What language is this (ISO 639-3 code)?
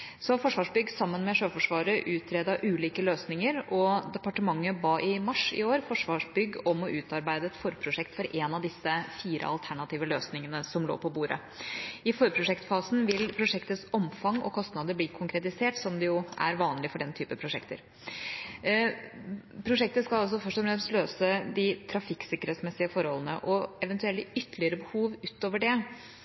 nob